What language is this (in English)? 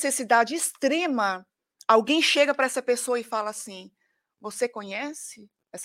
Portuguese